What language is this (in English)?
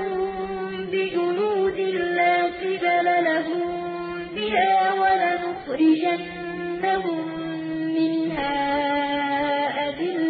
Arabic